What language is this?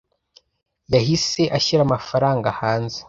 Kinyarwanda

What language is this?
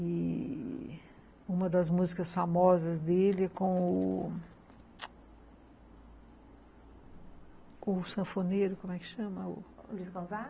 Portuguese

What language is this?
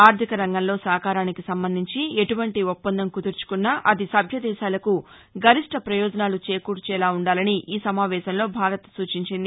Telugu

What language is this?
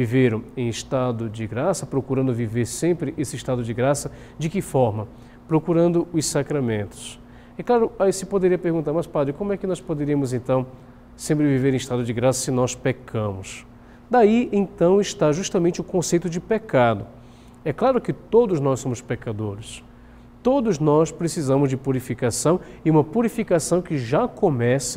Portuguese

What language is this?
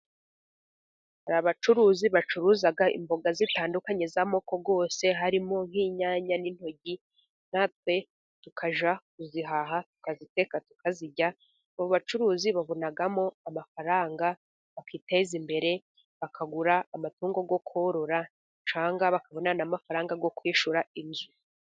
Kinyarwanda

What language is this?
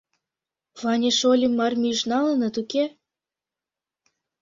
Mari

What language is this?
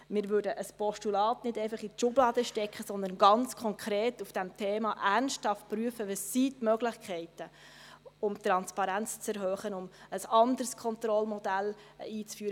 Swiss German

